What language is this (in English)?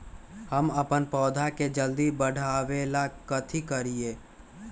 Magahi